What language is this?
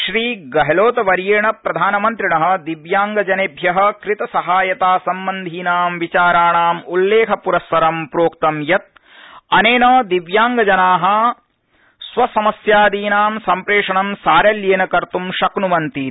Sanskrit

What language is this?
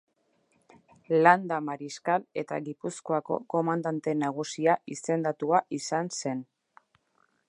Basque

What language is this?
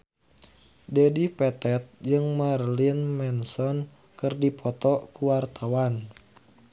Sundanese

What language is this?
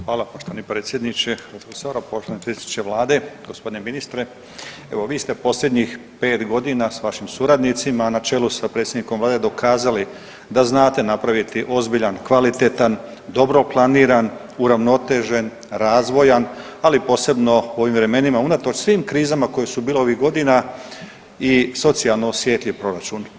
Croatian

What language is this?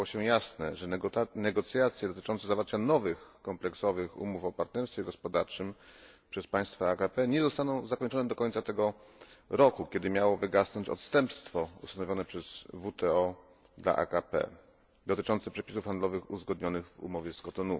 Polish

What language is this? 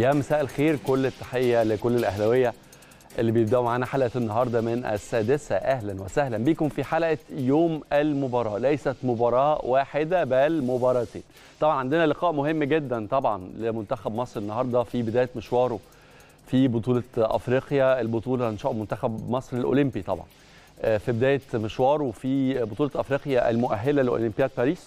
Arabic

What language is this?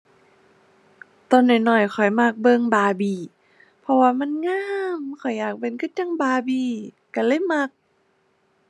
Thai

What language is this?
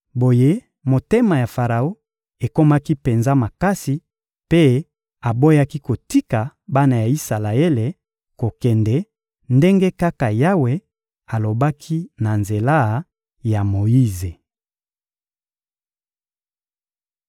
Lingala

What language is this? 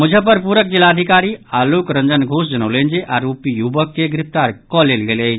Maithili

